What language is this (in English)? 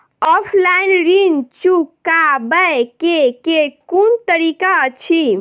Maithili